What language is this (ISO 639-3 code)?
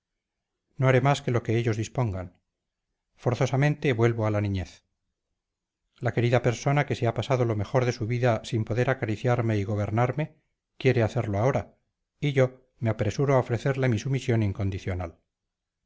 spa